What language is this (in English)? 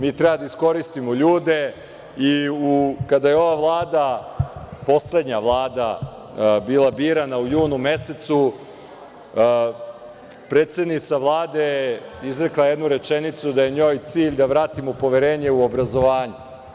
Serbian